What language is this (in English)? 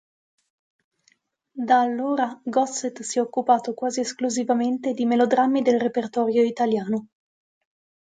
Italian